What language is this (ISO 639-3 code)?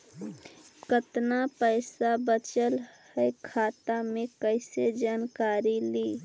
mag